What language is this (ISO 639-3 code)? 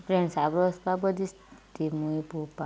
kok